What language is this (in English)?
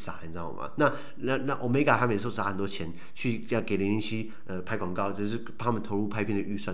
Chinese